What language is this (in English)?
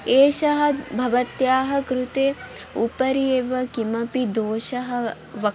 Sanskrit